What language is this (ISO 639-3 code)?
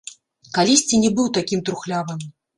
bel